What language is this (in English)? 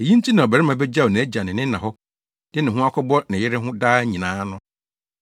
Akan